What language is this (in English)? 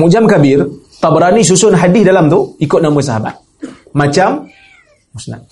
Malay